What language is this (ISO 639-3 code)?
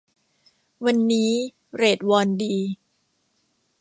tha